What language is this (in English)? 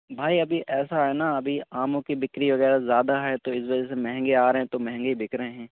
Urdu